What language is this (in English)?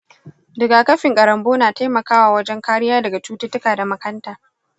Hausa